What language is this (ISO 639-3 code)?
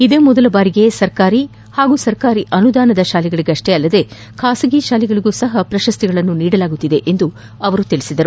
kan